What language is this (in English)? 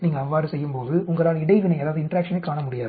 Tamil